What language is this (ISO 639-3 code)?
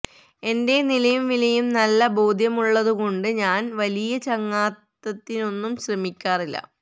mal